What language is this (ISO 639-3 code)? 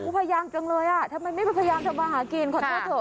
tha